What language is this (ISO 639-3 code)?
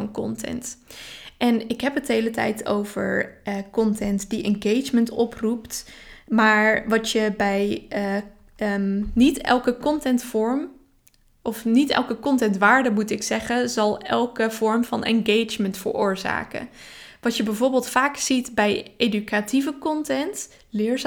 nld